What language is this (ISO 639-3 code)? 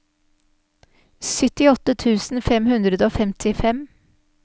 nor